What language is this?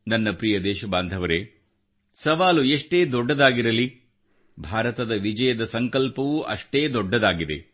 Kannada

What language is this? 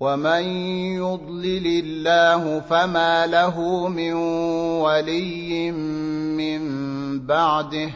Arabic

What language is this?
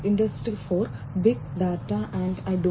Malayalam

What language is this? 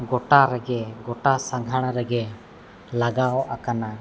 Santali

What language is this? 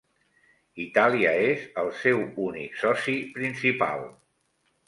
Catalan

